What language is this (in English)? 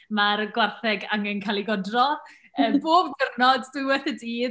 Welsh